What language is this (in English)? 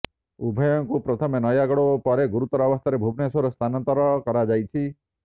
Odia